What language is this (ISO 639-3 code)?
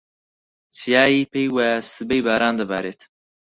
ckb